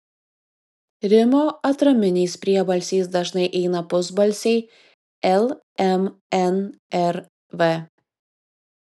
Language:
Lithuanian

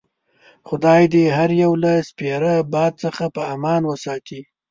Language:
Pashto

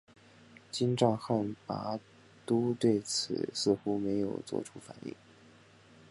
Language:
Chinese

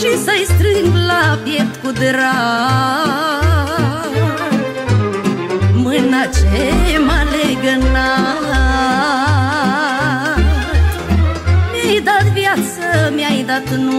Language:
Romanian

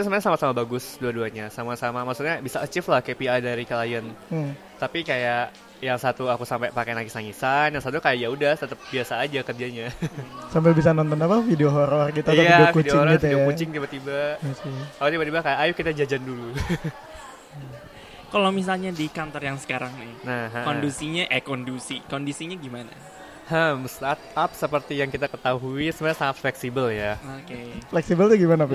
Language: Indonesian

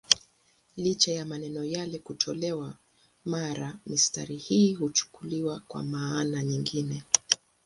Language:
Swahili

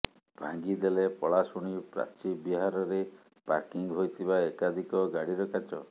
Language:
Odia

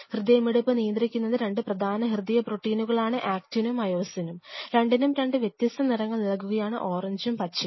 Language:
Malayalam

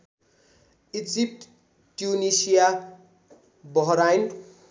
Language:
Nepali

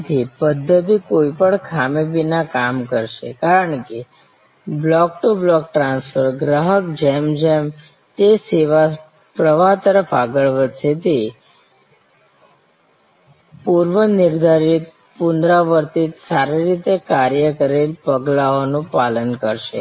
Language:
Gujarati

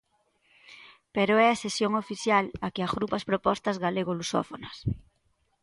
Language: Galician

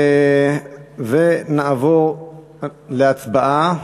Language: Hebrew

